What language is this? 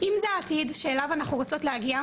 Hebrew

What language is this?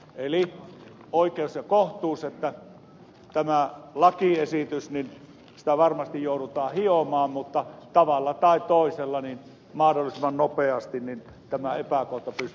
Finnish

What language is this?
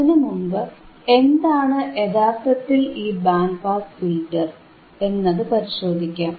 Malayalam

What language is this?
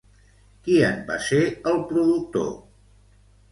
Catalan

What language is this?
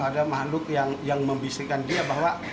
Indonesian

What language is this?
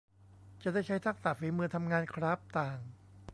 Thai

